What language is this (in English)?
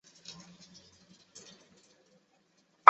Chinese